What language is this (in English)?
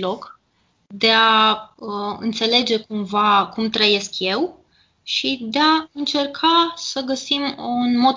Romanian